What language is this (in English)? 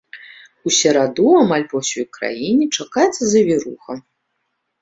Belarusian